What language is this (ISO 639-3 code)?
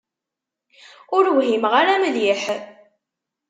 kab